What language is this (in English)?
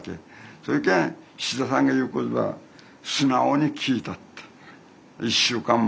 Japanese